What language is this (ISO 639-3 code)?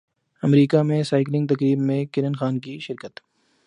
urd